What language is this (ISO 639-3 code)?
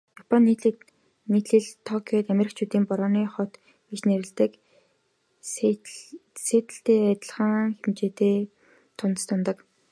mon